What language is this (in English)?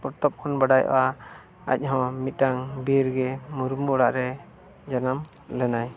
Santali